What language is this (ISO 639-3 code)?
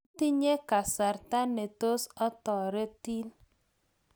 kln